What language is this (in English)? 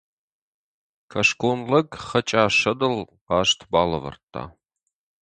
Ossetic